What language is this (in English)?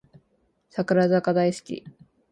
Japanese